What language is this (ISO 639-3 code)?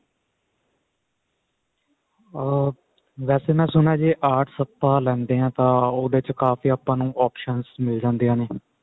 pan